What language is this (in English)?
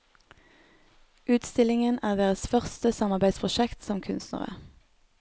Norwegian